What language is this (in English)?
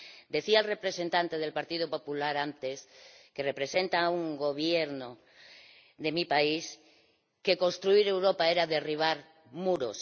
Spanish